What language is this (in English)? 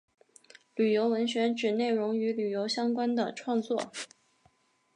Chinese